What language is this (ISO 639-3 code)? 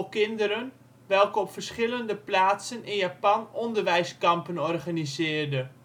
nld